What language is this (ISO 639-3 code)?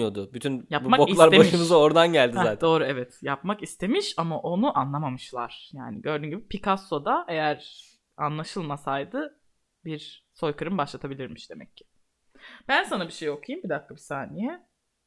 tur